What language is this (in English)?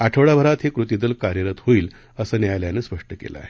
Marathi